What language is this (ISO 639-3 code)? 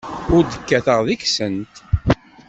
kab